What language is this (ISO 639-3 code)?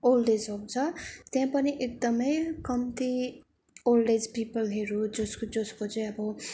nep